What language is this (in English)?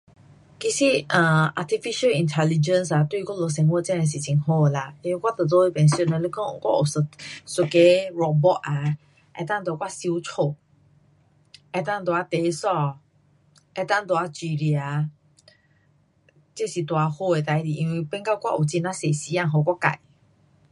Pu-Xian Chinese